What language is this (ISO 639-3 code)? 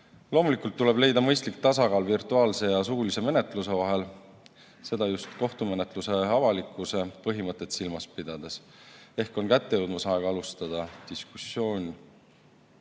est